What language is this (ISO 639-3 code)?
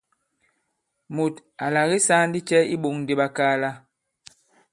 abb